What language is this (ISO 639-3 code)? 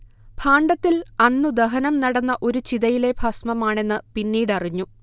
mal